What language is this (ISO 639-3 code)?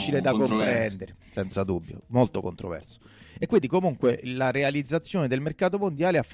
ita